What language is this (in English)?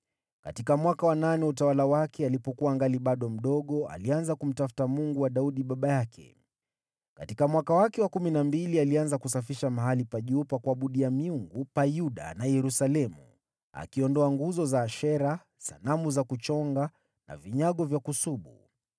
Swahili